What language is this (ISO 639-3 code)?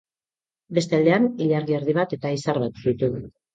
eus